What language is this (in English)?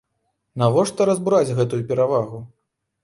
Belarusian